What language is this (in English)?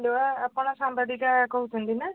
Odia